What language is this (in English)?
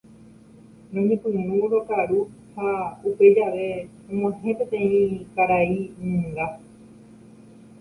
Guarani